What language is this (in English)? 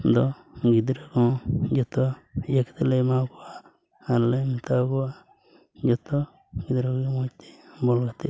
Santali